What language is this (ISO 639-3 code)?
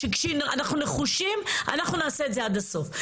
heb